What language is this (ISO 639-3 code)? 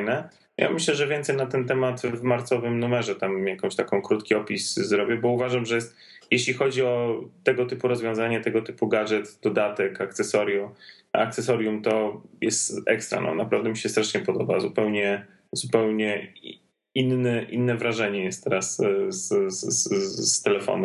pol